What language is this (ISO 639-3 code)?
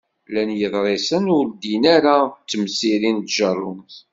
kab